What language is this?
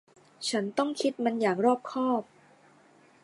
Thai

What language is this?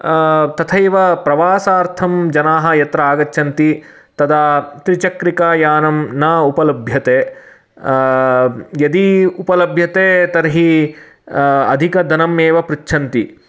Sanskrit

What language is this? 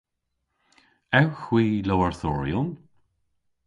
Cornish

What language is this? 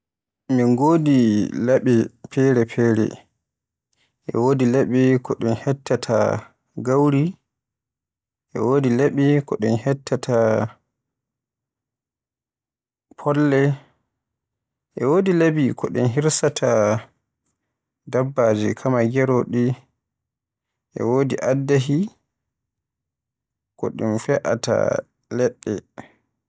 Borgu Fulfulde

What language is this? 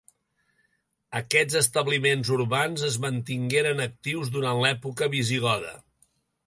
Catalan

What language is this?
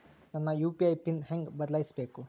Kannada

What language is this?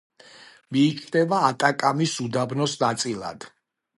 Georgian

